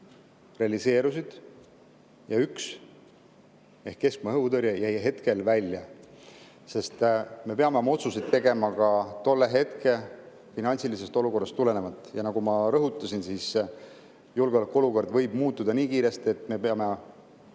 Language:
Estonian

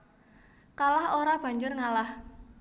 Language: Javanese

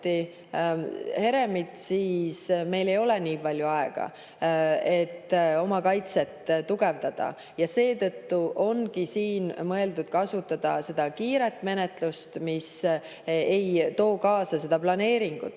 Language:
Estonian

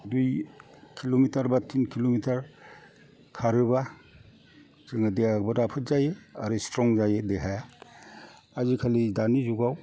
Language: Bodo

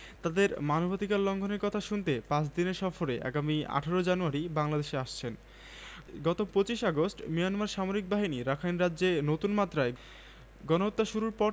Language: Bangla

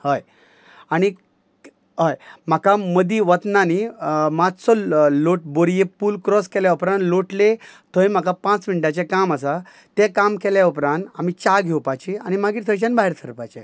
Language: Konkani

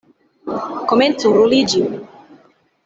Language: Esperanto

